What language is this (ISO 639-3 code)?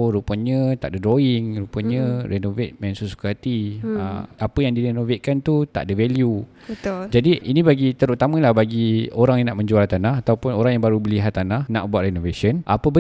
msa